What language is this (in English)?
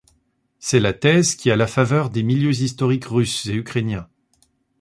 French